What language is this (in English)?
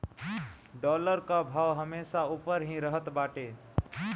Bhojpuri